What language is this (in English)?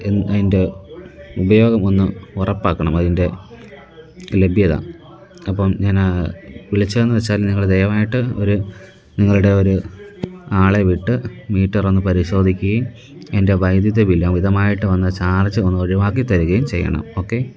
Malayalam